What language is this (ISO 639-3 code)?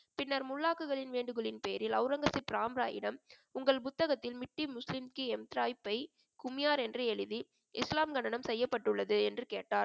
tam